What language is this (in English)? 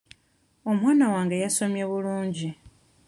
Ganda